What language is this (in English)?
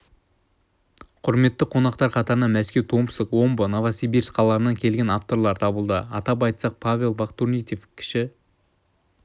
Kazakh